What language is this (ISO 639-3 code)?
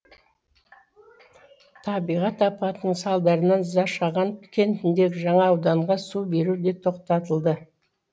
kaz